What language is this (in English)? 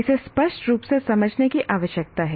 Hindi